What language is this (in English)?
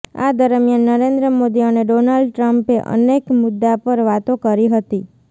Gujarati